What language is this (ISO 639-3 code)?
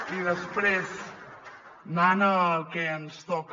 cat